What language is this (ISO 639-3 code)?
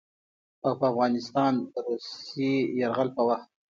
pus